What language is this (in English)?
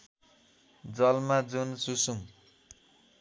Nepali